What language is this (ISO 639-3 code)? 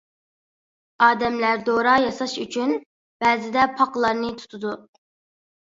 uig